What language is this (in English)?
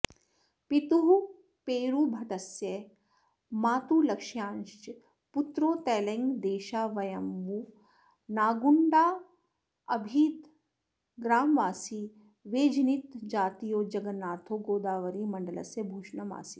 Sanskrit